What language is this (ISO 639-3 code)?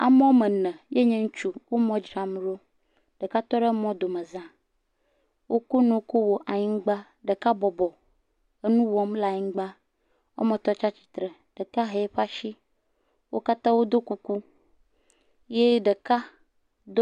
ewe